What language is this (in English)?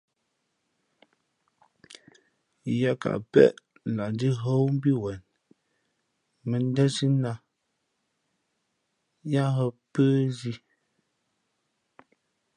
Fe'fe'